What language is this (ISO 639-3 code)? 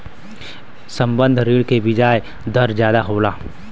bho